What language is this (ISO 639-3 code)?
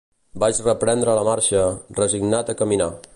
cat